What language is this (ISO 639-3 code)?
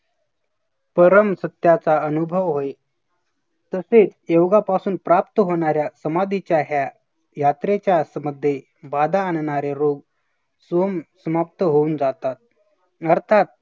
mar